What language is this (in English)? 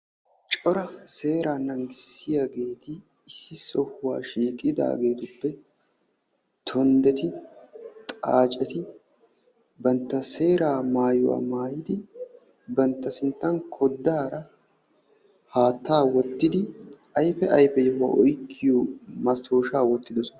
Wolaytta